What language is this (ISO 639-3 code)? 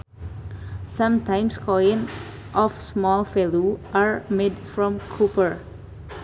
sun